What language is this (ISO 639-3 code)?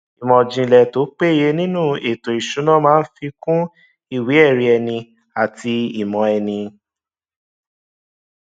yor